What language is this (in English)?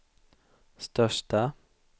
Swedish